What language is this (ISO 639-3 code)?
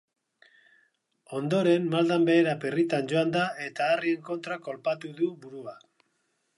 eus